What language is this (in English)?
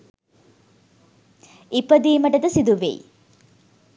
Sinhala